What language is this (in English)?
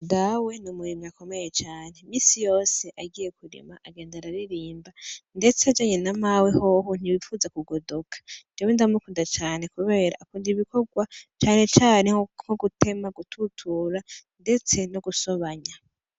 Rundi